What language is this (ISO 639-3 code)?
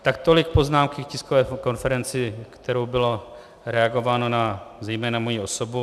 ces